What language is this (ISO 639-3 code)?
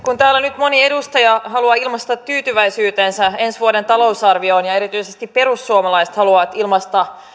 fin